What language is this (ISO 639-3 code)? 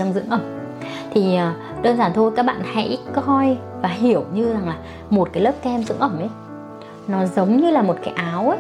vie